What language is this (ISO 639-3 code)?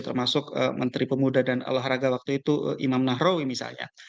ind